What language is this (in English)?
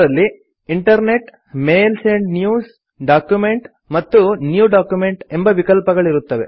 Kannada